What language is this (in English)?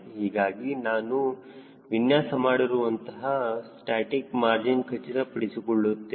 Kannada